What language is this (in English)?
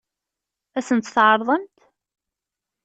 Kabyle